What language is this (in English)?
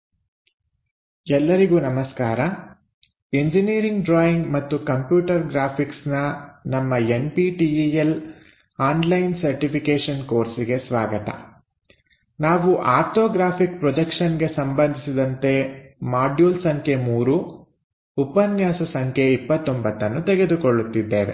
Kannada